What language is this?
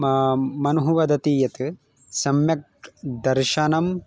Sanskrit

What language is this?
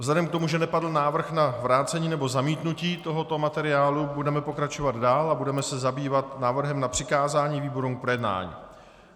Czech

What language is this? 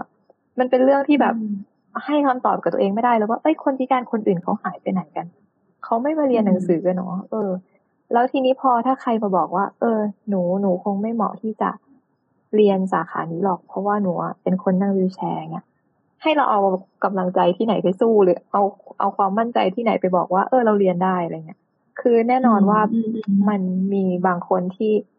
Thai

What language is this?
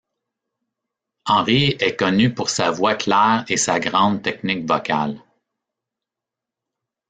French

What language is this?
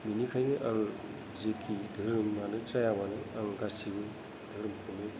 Bodo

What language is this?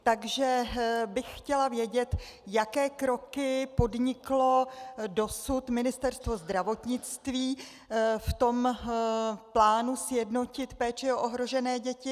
Czech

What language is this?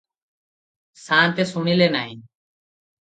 Odia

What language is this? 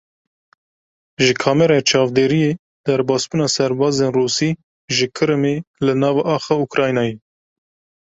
Kurdish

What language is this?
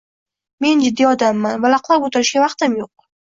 Uzbek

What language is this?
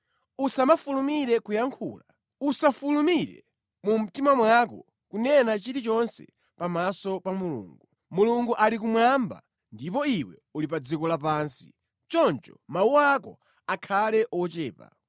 Nyanja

